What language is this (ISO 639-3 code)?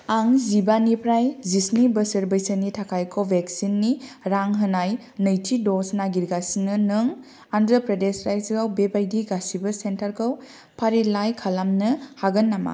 brx